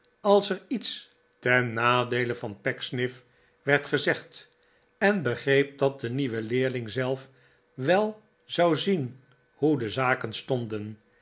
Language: Dutch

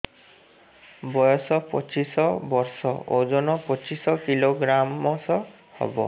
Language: Odia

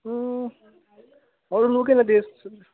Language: Nepali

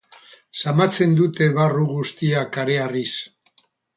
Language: Basque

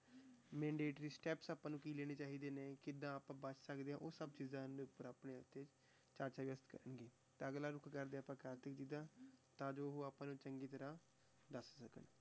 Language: Punjabi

